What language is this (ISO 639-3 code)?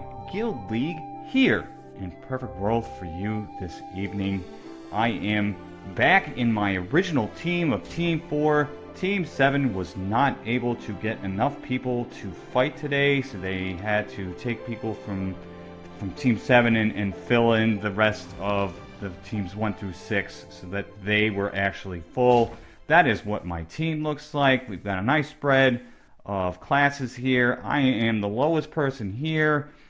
eng